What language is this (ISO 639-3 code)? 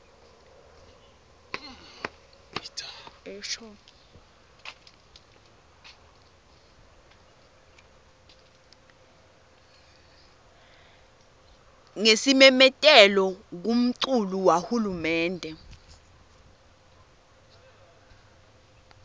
ssw